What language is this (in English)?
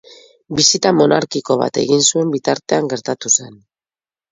Basque